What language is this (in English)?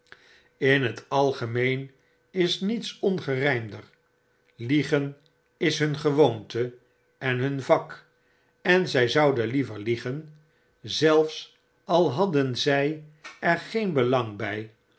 Dutch